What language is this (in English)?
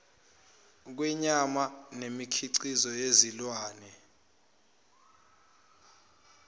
Zulu